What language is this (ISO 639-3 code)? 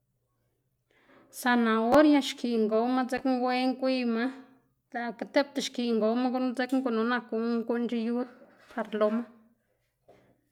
ztg